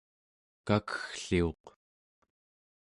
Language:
Central Yupik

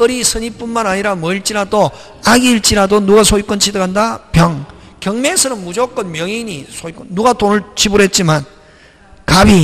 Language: Korean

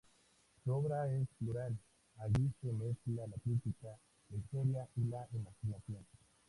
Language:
Spanish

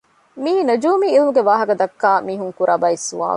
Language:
Divehi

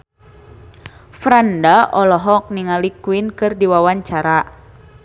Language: Sundanese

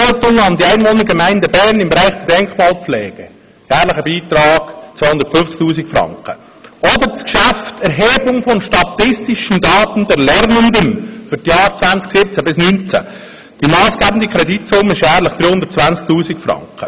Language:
Swiss German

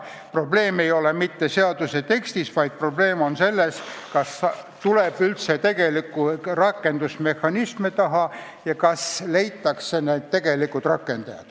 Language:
Estonian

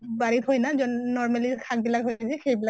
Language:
Assamese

